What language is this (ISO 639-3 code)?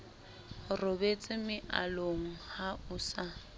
sot